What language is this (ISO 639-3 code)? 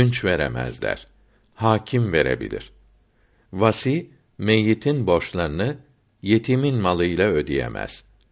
tur